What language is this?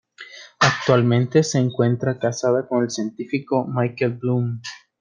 Spanish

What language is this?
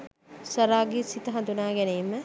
Sinhala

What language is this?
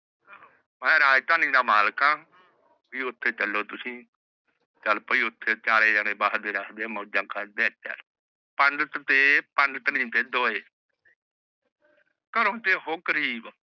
Punjabi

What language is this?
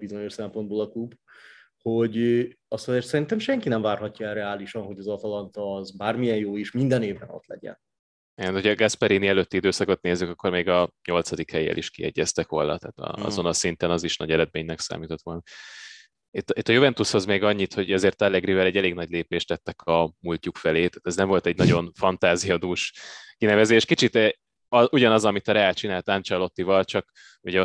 Hungarian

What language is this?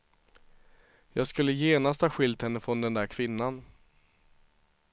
Swedish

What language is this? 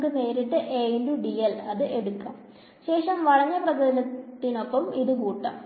Malayalam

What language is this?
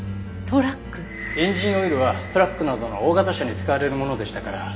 Japanese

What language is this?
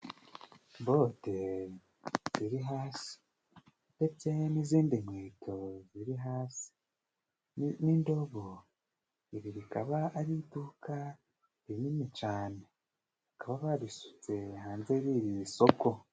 Kinyarwanda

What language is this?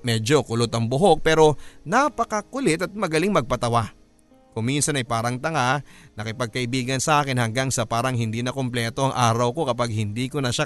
Filipino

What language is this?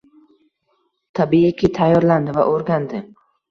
Uzbek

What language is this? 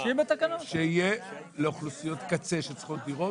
Hebrew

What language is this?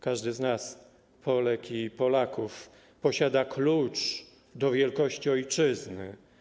Polish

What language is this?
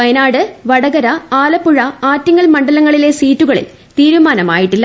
Malayalam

